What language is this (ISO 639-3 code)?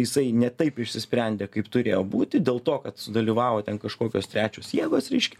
lit